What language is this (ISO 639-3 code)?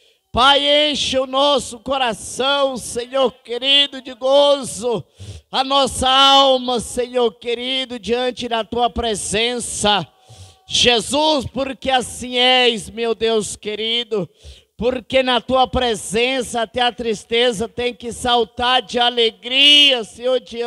por